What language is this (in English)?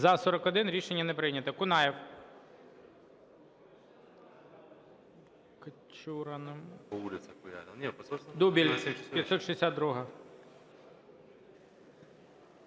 Ukrainian